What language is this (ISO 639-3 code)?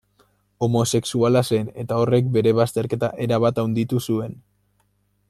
eus